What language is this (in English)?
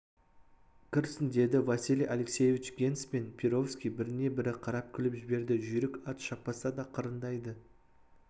Kazakh